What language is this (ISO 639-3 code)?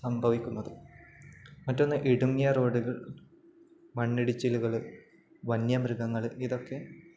mal